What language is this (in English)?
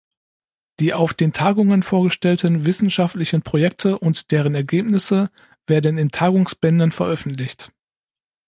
German